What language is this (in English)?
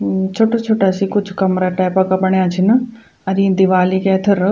Garhwali